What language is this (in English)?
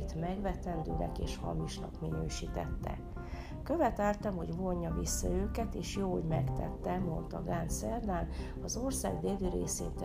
Hungarian